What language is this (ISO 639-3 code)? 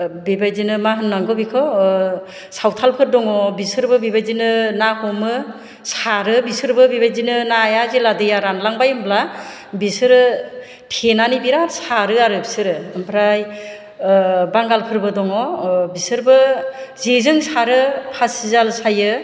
brx